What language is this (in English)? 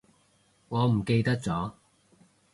Cantonese